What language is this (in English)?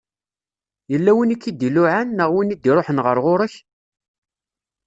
Kabyle